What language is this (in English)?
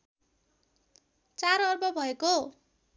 Nepali